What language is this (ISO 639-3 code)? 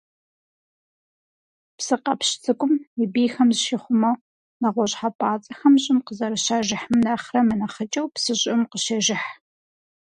kbd